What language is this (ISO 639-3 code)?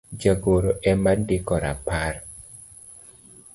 luo